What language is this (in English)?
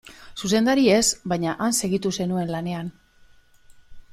Basque